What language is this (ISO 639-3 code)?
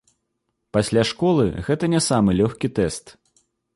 bel